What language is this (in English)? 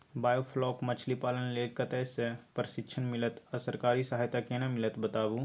Maithili